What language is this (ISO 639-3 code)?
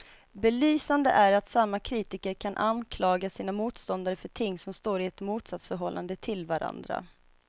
swe